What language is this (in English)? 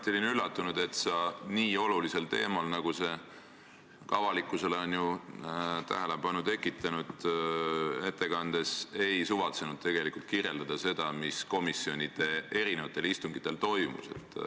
Estonian